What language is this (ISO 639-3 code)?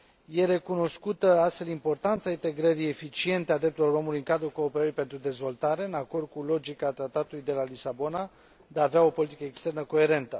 ron